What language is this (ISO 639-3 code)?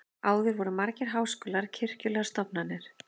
isl